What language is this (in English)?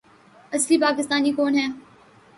Urdu